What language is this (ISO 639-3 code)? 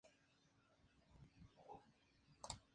spa